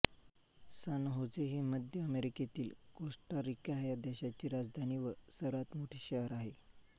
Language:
Marathi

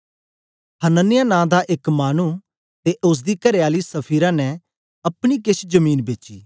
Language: Dogri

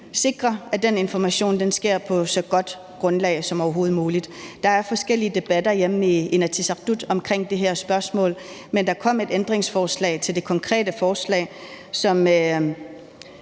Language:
Danish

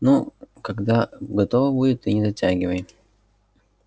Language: Russian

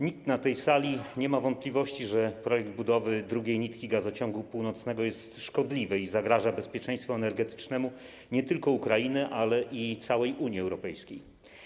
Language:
Polish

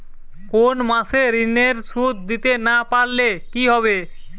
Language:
Bangla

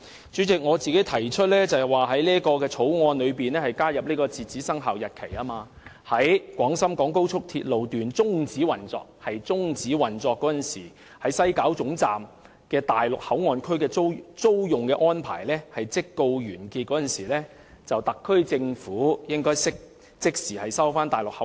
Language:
Cantonese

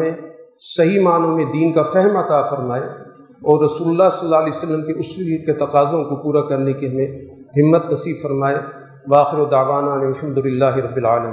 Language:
Urdu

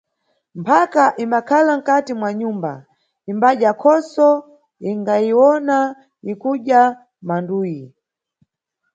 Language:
Nyungwe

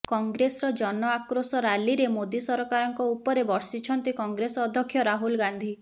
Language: Odia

